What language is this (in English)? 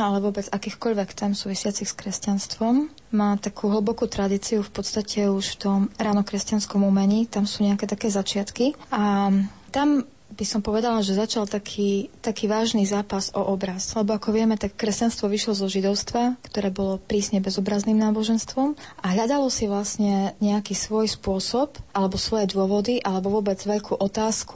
Slovak